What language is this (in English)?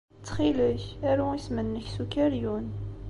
Kabyle